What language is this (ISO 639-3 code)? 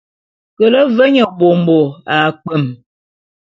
bum